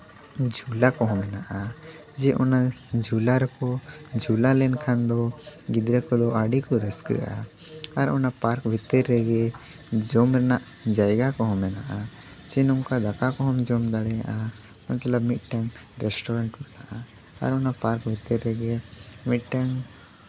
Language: Santali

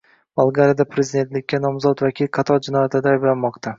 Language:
Uzbek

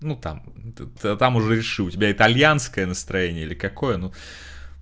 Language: Russian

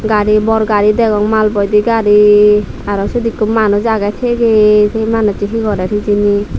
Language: Chakma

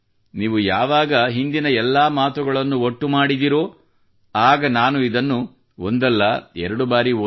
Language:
Kannada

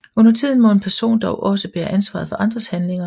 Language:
Danish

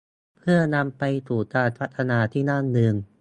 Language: Thai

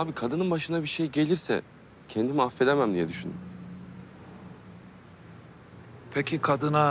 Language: Turkish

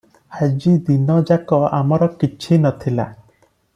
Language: Odia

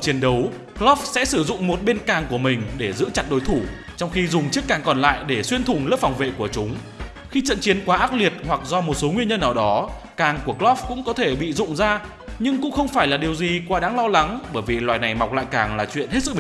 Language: Vietnamese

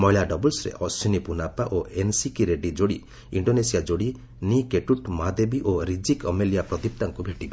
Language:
Odia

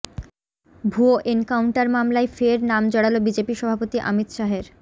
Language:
Bangla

